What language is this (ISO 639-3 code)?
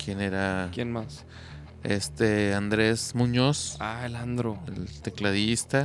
spa